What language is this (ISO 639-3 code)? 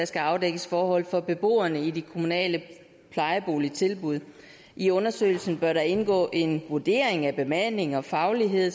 dan